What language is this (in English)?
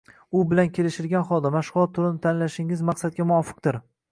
Uzbek